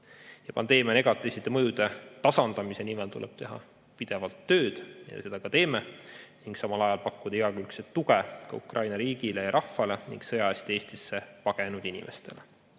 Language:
Estonian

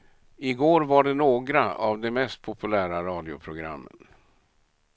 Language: Swedish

